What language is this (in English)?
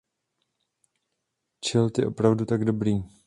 Czech